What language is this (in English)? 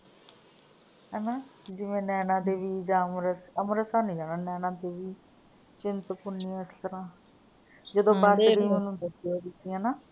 Punjabi